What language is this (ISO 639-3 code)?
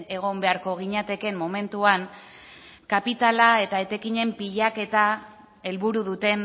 eus